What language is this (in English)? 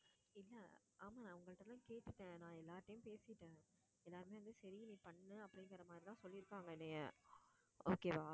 Tamil